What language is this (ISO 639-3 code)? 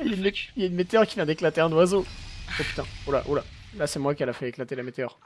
fra